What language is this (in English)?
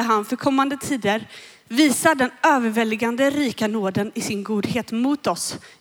Swedish